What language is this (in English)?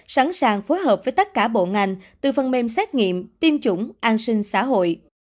Vietnamese